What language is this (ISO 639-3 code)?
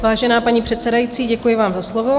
ces